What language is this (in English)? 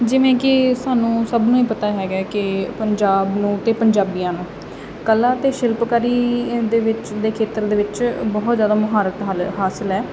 Punjabi